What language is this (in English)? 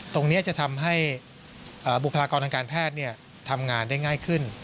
Thai